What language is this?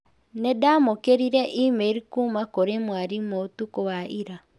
Kikuyu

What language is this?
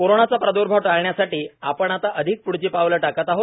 Marathi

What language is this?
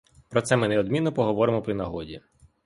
Ukrainian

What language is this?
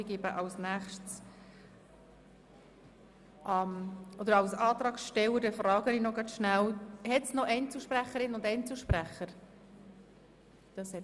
Swiss German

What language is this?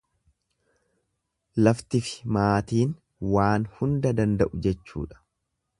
Oromo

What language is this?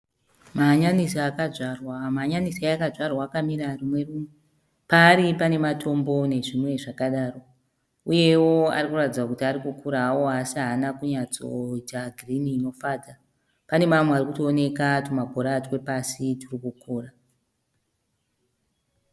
Shona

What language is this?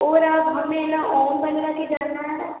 Hindi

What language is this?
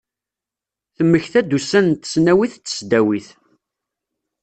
Kabyle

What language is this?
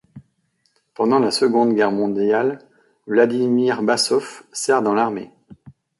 French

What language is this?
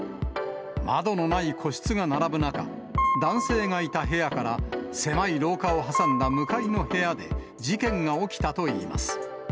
Japanese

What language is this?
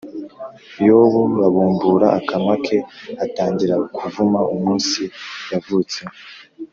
Kinyarwanda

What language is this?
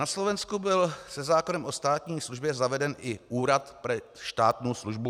Czech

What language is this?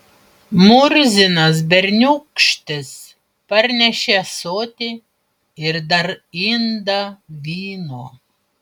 Lithuanian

